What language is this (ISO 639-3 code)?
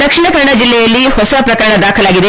kan